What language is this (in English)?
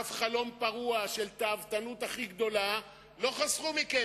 Hebrew